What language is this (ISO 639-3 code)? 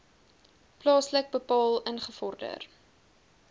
afr